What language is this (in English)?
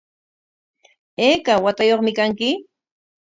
Corongo Ancash Quechua